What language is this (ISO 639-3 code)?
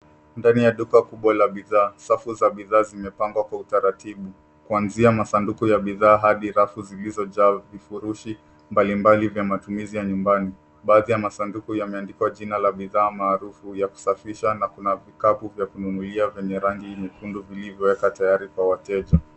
swa